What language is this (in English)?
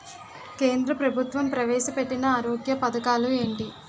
Telugu